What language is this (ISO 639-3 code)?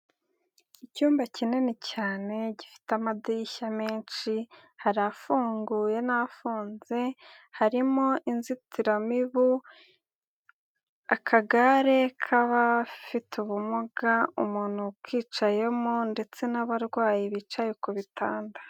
kin